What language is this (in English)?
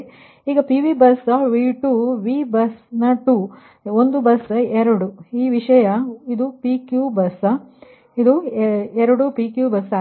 Kannada